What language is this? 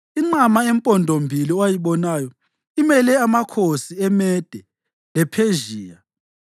North Ndebele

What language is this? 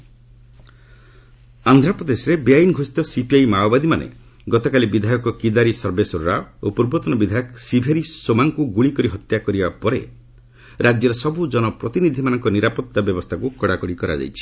Odia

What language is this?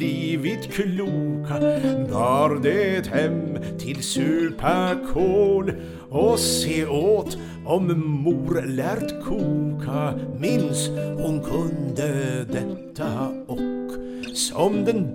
Swedish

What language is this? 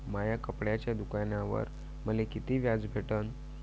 Marathi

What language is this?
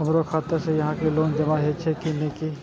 Maithili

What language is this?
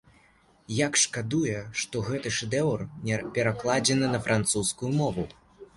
Belarusian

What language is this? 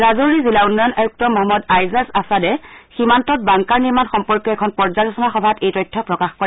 Assamese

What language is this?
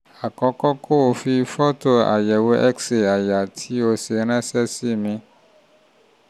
Yoruba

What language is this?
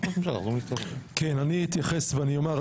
Hebrew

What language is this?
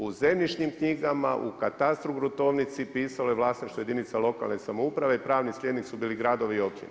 Croatian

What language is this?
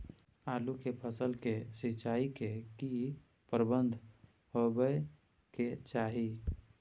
Maithili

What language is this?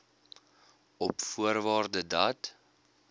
Afrikaans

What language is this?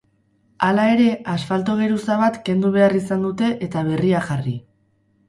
Basque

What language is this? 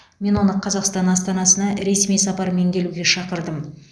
Kazakh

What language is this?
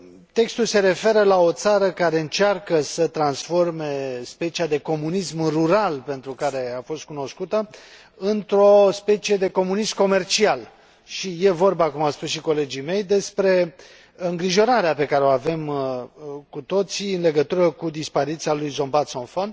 Romanian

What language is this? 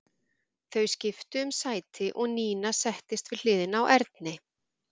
Icelandic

